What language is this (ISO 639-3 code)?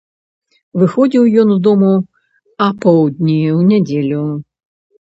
bel